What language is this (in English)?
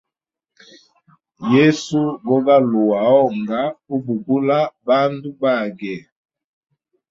Hemba